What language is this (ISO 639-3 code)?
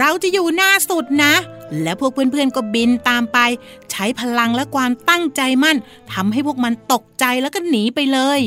tha